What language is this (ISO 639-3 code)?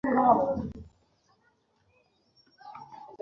ben